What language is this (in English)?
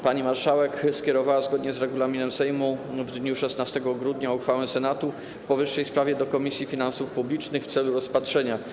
Polish